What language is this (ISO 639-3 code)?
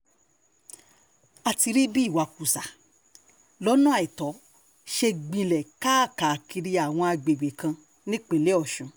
yor